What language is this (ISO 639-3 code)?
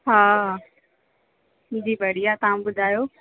snd